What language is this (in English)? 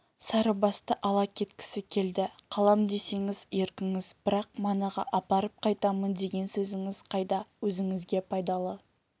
Kazakh